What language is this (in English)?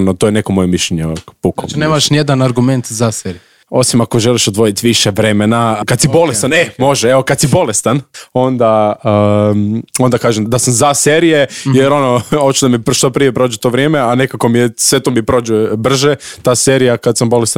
Croatian